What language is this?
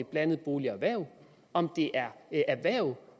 Danish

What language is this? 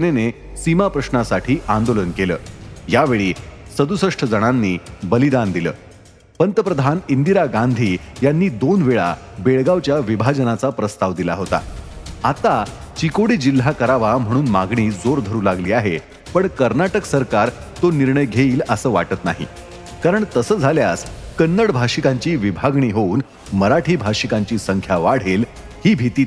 Marathi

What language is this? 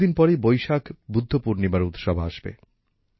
Bangla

